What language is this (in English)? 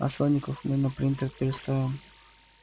Russian